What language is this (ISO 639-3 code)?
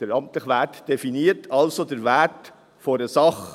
gsw